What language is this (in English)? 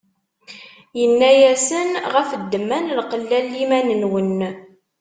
Kabyle